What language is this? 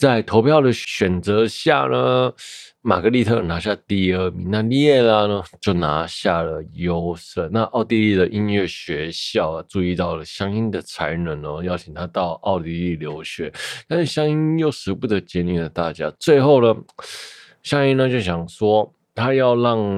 Chinese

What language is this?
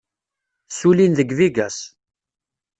Kabyle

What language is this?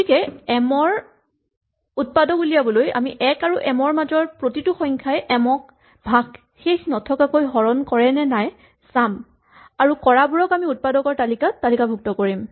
Assamese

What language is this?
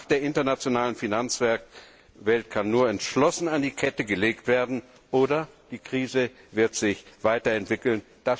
German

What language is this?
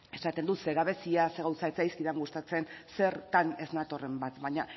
Basque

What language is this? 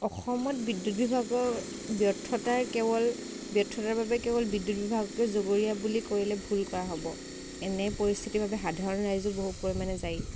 Assamese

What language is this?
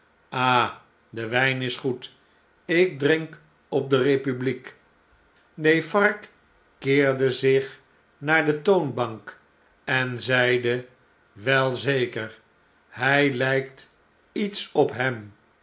Dutch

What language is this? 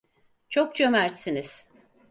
Turkish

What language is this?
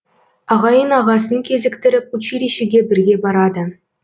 Kazakh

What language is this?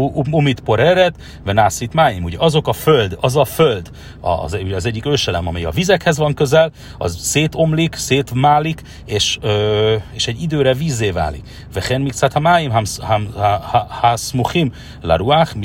Hungarian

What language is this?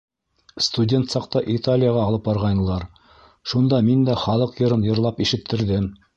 Bashkir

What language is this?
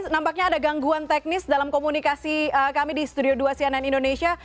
Indonesian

